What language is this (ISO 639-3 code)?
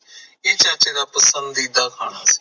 pan